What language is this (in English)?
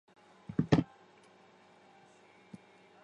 Chinese